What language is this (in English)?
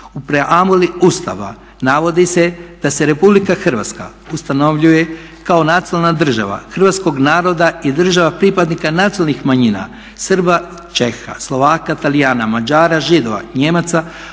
Croatian